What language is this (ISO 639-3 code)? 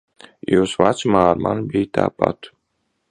lav